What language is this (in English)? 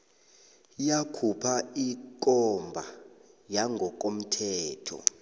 South Ndebele